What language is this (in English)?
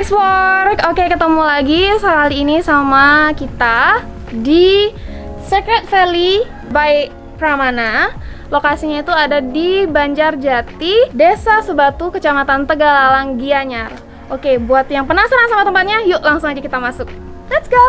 Indonesian